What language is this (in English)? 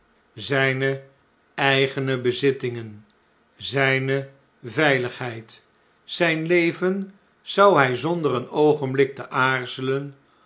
Dutch